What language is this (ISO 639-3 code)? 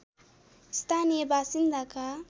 nep